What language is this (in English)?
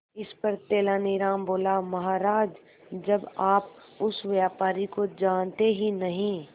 Hindi